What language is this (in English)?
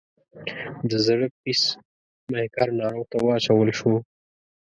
Pashto